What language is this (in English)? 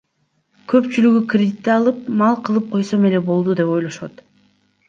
Kyrgyz